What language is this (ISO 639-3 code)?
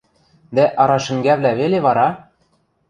mrj